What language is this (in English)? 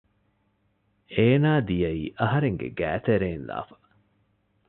Divehi